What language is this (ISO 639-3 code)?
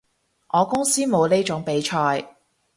yue